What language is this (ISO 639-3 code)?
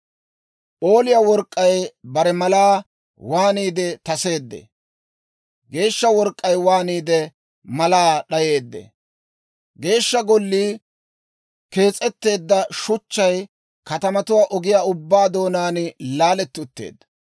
dwr